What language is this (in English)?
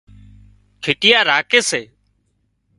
Wadiyara Koli